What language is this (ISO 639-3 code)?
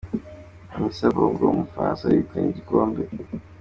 kin